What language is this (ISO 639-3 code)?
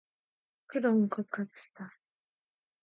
kor